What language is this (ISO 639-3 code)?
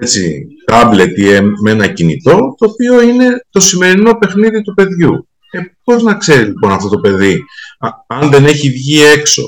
ell